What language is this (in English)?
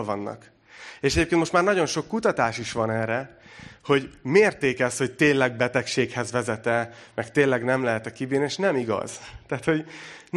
Hungarian